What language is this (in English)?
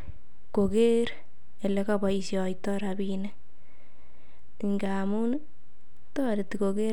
Kalenjin